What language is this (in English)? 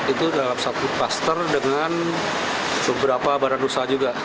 Indonesian